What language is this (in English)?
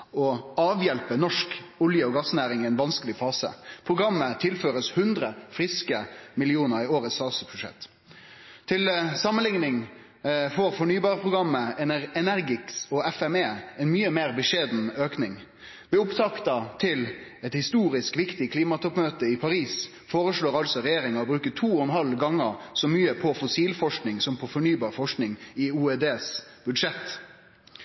Norwegian Nynorsk